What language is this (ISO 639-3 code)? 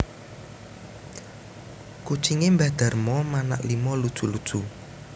jav